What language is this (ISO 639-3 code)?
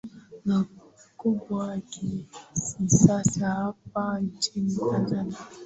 swa